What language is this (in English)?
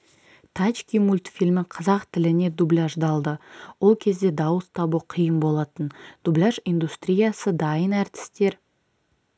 Kazakh